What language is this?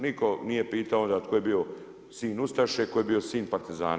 Croatian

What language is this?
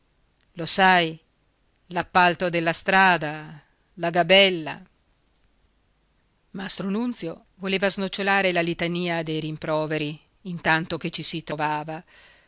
Italian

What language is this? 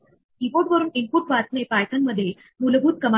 Marathi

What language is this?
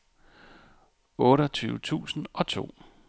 Danish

